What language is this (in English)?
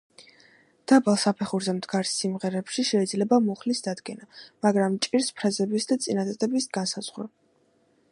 Georgian